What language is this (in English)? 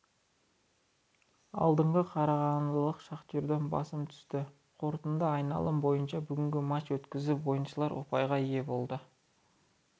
Kazakh